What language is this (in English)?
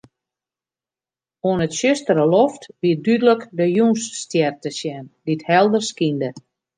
Western Frisian